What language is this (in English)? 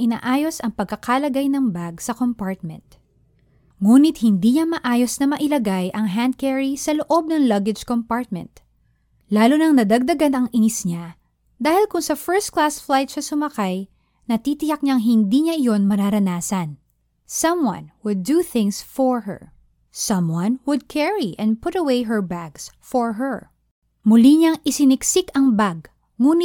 Filipino